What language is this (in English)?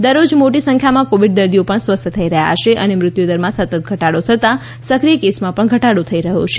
Gujarati